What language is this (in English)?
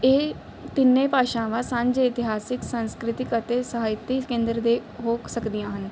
Punjabi